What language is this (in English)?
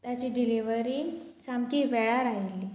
Konkani